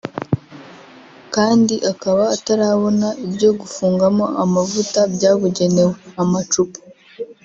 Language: Kinyarwanda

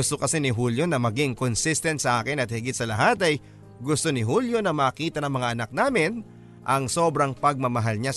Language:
Filipino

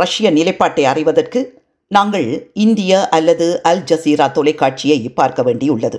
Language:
Tamil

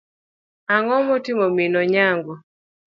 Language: Luo (Kenya and Tanzania)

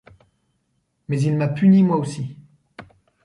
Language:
French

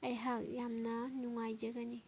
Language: Manipuri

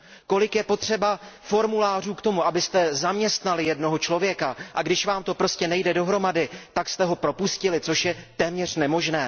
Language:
Czech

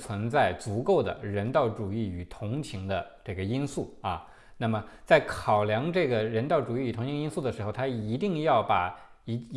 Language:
Chinese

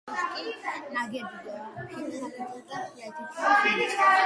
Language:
Georgian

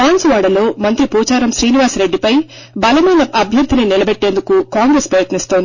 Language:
Telugu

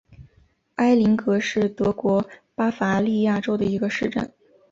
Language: Chinese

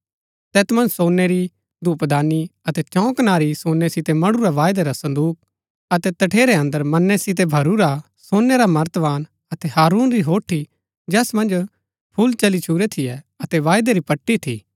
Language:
Gaddi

